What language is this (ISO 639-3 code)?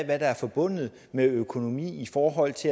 dan